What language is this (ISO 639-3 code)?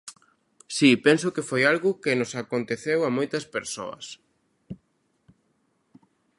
glg